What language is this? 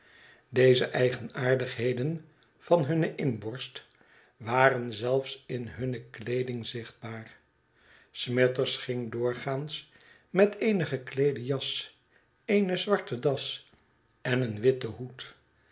Dutch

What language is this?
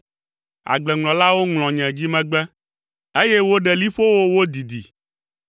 Ewe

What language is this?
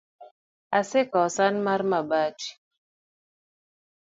Luo (Kenya and Tanzania)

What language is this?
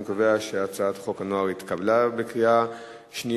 Hebrew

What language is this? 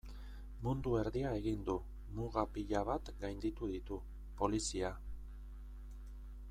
Basque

